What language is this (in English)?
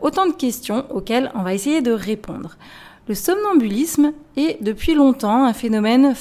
French